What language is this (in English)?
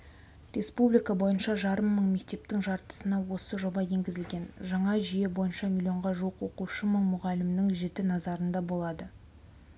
Kazakh